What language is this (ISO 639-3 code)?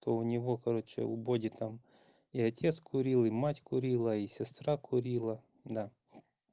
rus